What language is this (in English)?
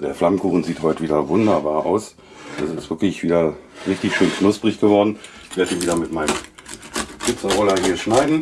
German